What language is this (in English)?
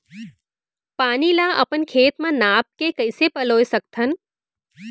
Chhattisgarhi